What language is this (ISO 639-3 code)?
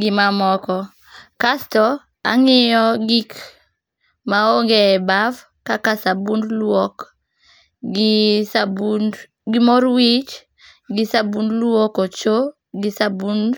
luo